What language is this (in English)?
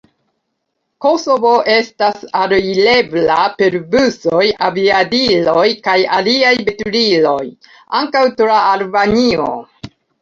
Esperanto